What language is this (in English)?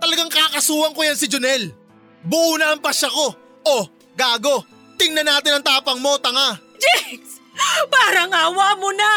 Filipino